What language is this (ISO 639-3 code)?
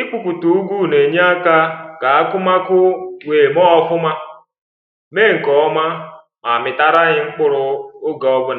ibo